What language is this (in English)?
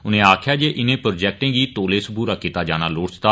Dogri